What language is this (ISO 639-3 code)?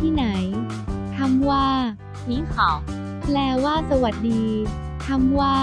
tha